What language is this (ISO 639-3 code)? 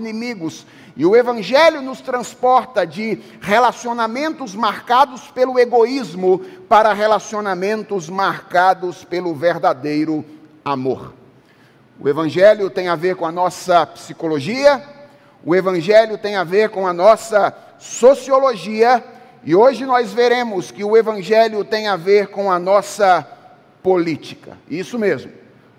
por